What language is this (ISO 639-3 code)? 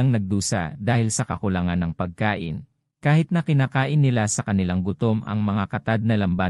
fil